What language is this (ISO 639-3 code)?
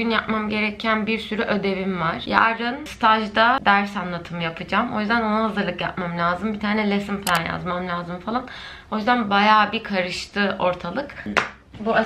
tur